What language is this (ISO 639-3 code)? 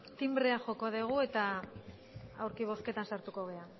eus